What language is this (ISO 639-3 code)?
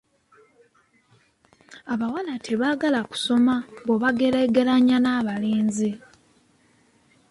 lug